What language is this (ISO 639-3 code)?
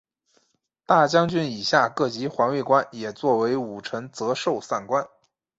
zho